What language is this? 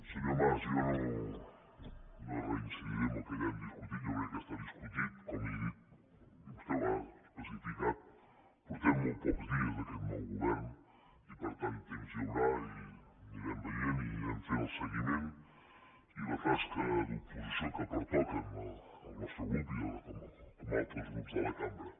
Catalan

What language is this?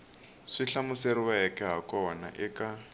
Tsonga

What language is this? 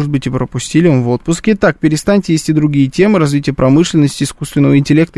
Russian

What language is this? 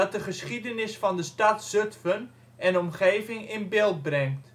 Dutch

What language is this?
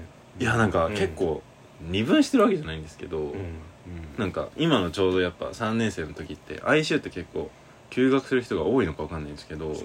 Japanese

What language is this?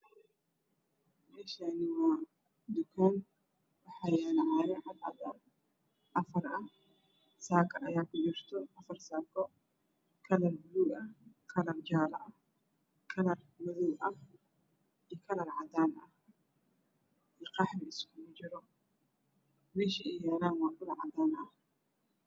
Somali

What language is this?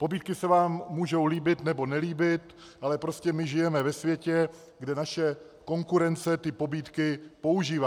Czech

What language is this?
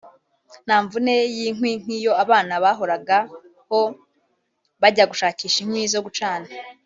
Kinyarwanda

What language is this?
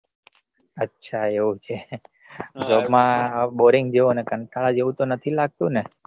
Gujarati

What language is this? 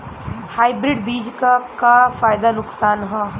Bhojpuri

